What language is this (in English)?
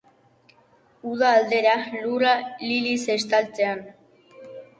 Basque